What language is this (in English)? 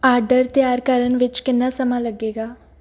Punjabi